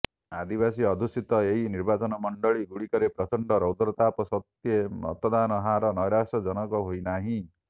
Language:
Odia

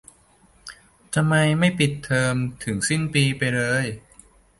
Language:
Thai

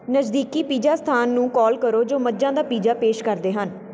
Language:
Punjabi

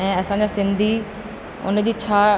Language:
Sindhi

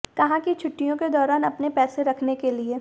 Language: Hindi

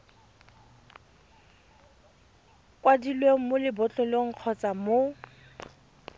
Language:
Tswana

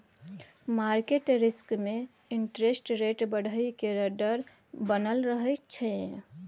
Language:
Maithili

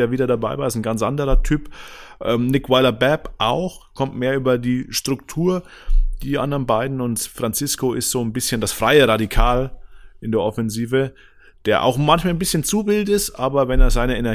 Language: German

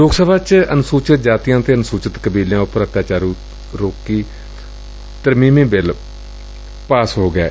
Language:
Punjabi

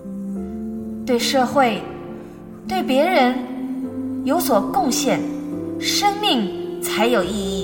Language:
Chinese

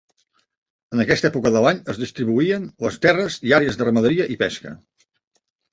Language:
Catalan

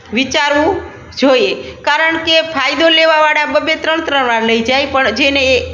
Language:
Gujarati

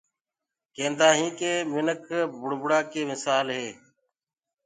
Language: Gurgula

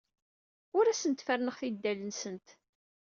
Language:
Kabyle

